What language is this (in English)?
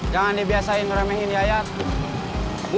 Indonesian